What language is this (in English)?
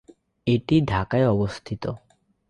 Bangla